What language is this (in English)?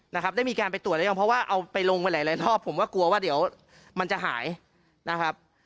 Thai